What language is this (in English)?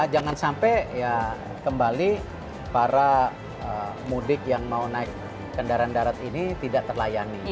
Indonesian